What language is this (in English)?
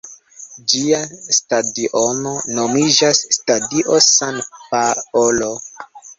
Esperanto